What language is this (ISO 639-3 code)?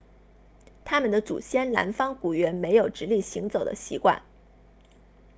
zho